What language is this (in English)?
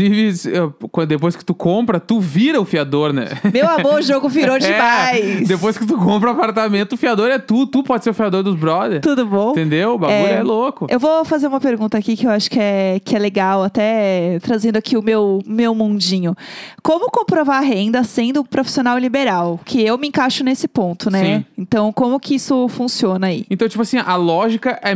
Portuguese